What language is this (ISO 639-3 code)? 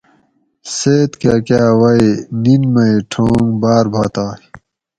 gwc